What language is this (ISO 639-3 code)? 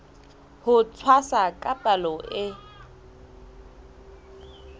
sot